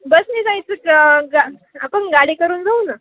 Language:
Marathi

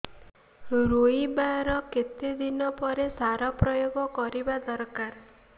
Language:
Odia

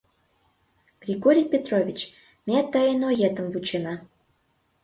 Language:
Mari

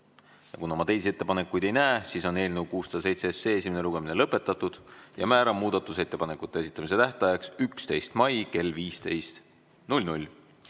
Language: Estonian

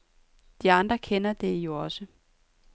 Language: Danish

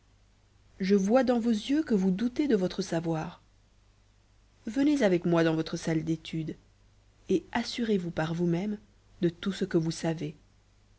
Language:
French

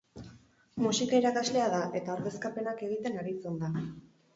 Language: Basque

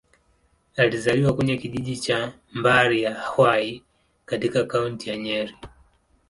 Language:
Swahili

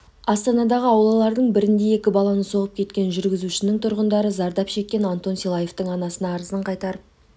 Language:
Kazakh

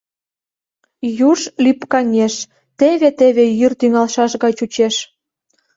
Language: Mari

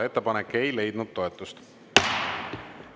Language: Estonian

